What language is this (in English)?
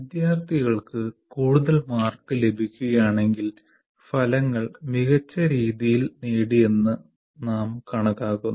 Malayalam